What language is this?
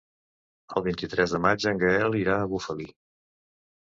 Catalan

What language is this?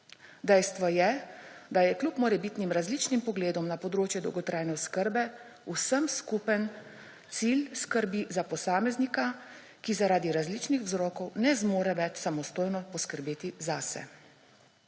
Slovenian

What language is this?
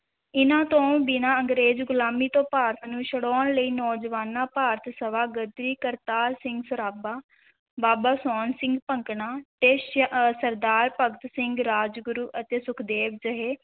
Punjabi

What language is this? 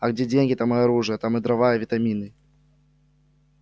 Russian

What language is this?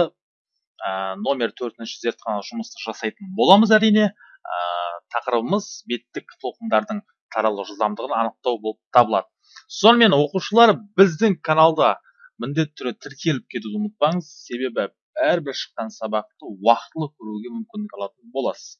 Turkish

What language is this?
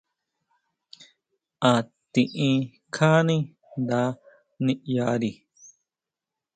Huautla Mazatec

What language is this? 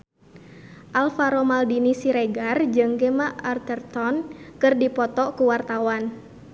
Sundanese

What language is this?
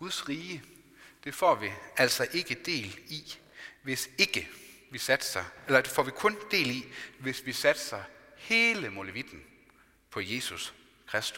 Danish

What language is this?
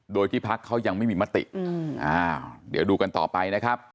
Thai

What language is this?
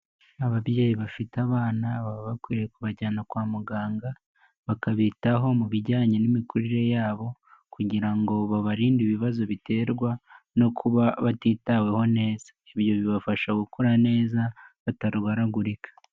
Kinyarwanda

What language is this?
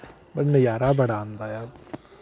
Dogri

